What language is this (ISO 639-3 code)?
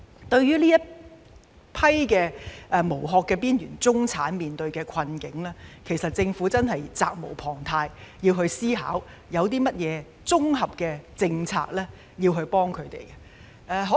yue